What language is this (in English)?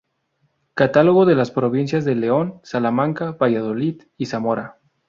Spanish